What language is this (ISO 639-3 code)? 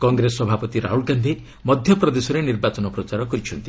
ori